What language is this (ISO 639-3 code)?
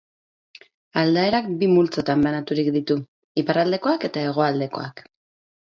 eus